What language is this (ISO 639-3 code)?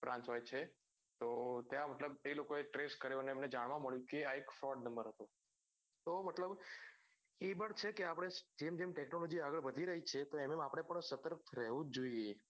guj